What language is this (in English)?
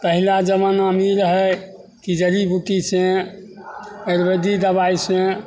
Maithili